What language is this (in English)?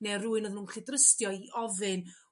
Welsh